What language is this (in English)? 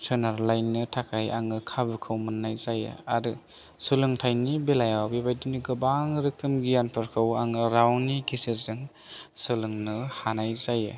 Bodo